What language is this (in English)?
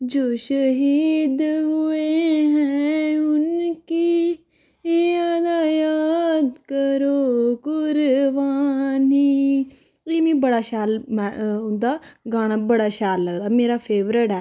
Dogri